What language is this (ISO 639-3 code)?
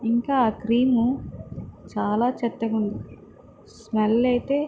tel